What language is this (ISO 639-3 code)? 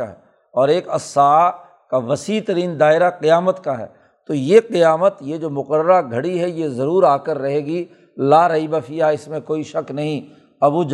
urd